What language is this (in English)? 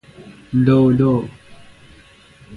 Persian